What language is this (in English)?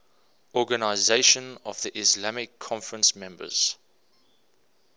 English